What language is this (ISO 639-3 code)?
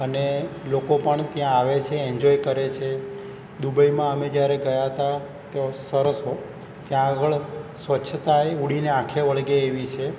guj